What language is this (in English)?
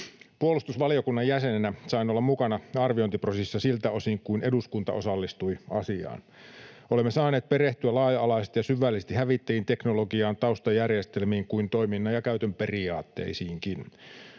Finnish